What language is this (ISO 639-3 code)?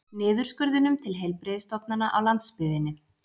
isl